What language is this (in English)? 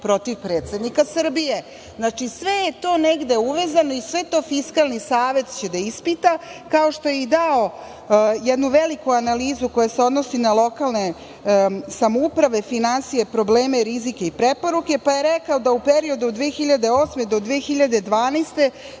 Serbian